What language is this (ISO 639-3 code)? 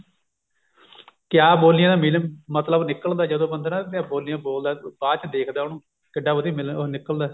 pan